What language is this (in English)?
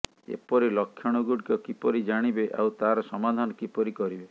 Odia